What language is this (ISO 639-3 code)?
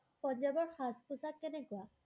asm